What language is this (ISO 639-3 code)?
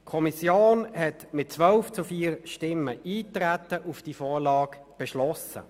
gsw